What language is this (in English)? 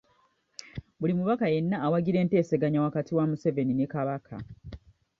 Ganda